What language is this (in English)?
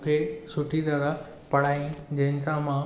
Sindhi